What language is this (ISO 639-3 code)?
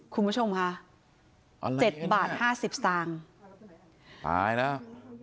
tha